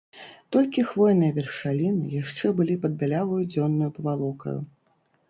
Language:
Belarusian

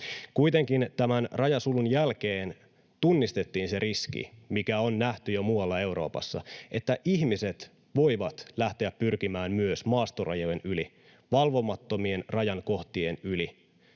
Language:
Finnish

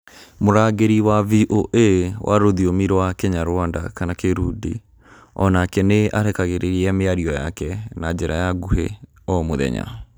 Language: Kikuyu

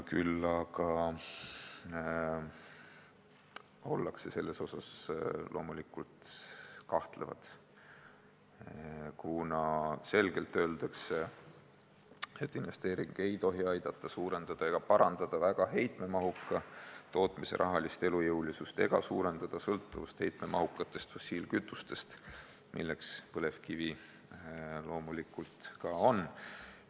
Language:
Estonian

